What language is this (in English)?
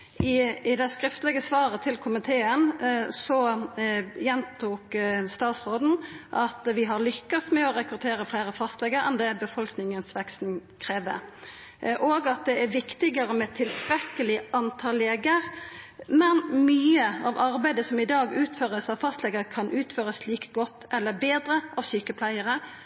Norwegian Nynorsk